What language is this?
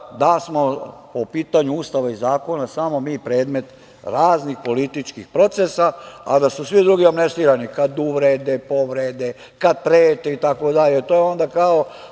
Serbian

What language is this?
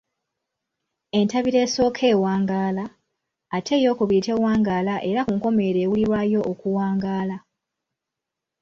Ganda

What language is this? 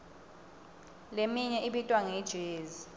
Swati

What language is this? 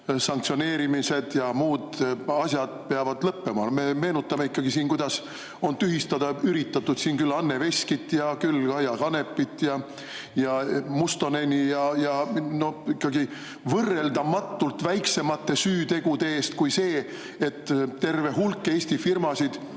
Estonian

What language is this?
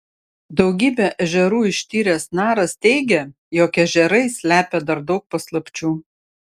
Lithuanian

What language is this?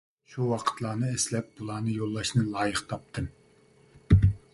Uyghur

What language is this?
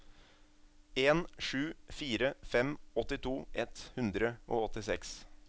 Norwegian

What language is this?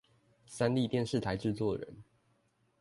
Chinese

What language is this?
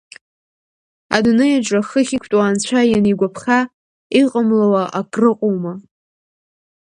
Abkhazian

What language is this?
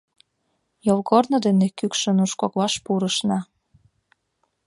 Mari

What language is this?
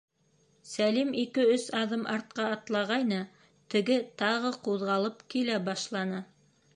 Bashkir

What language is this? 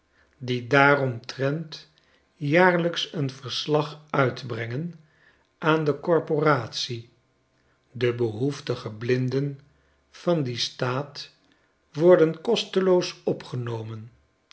Dutch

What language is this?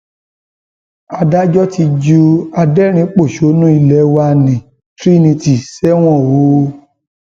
Yoruba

